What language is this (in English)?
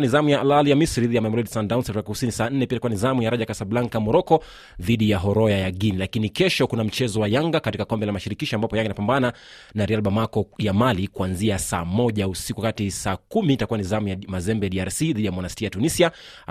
Swahili